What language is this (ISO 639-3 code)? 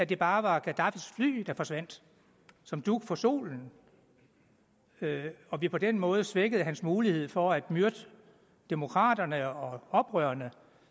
dan